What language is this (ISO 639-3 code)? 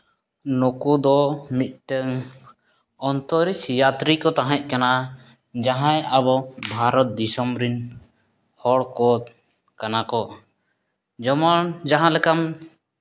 sat